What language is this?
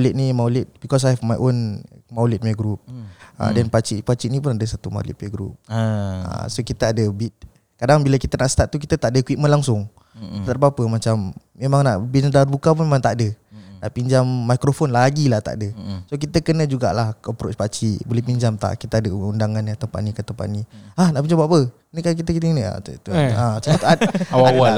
Malay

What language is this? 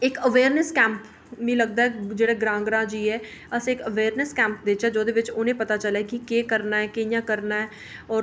Dogri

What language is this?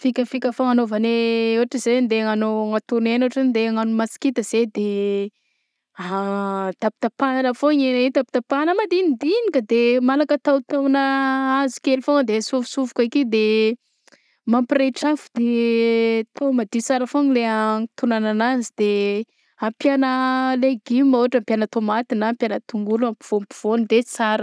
Southern Betsimisaraka Malagasy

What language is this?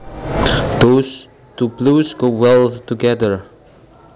Javanese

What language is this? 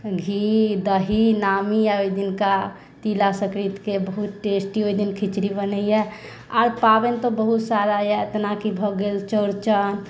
Maithili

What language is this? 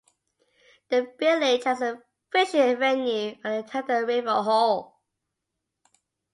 English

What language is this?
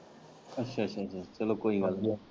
Punjabi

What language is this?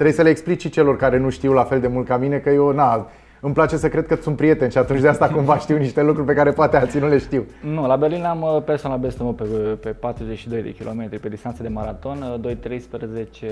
Romanian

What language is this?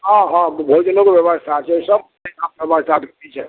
Maithili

